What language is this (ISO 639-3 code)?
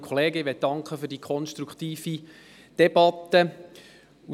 gsw